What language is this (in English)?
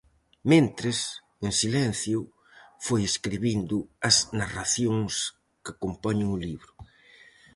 Galician